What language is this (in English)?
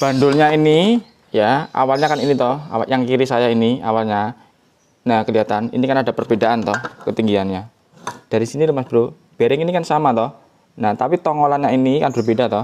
Indonesian